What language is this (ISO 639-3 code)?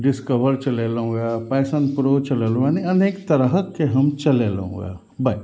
mai